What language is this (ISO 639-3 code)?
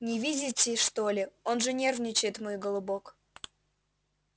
rus